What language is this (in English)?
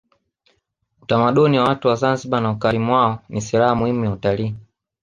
Swahili